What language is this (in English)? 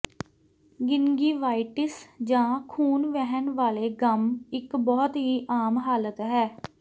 Punjabi